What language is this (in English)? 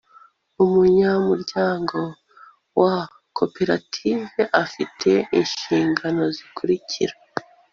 Kinyarwanda